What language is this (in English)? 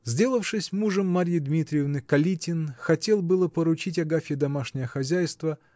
Russian